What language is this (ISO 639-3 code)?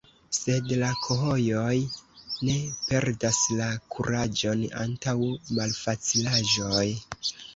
epo